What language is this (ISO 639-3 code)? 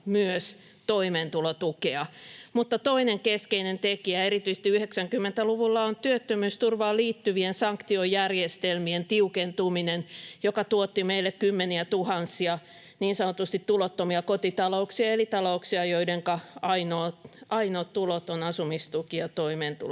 fin